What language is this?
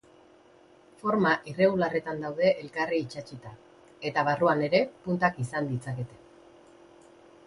Basque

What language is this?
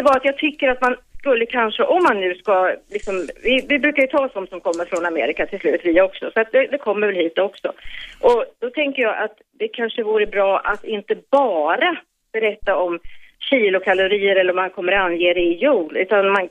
Swedish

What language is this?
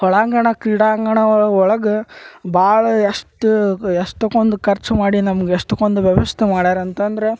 Kannada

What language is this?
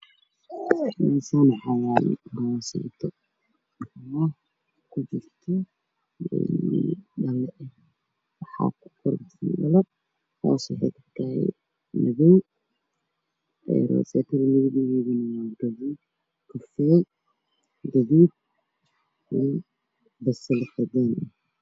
Somali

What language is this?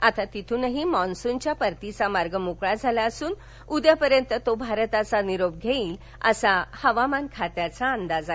Marathi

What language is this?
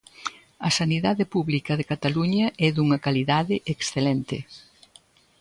Galician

